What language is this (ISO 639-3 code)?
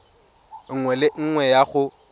tsn